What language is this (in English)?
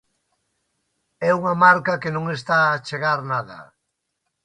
Galician